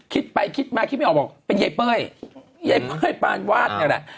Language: Thai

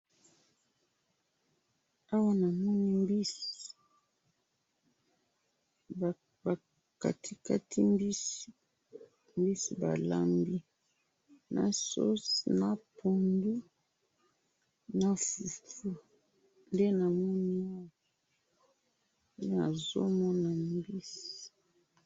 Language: Lingala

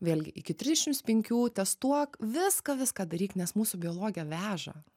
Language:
Lithuanian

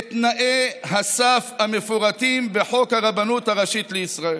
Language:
Hebrew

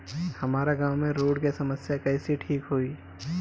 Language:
Bhojpuri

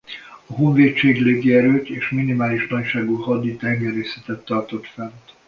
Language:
Hungarian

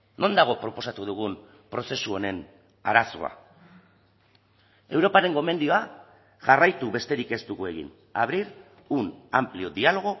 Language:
Basque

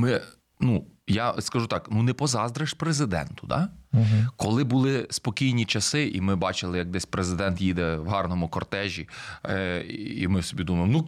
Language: Ukrainian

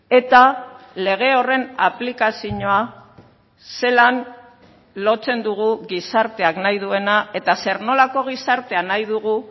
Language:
Basque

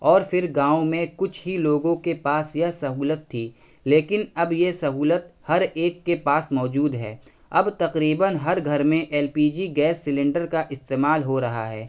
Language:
Urdu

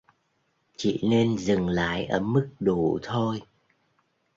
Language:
Vietnamese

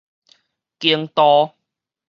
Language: Min Nan Chinese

